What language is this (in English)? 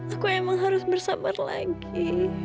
Indonesian